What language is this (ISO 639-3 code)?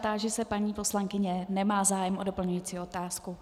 ces